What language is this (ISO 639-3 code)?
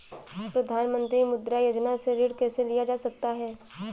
hin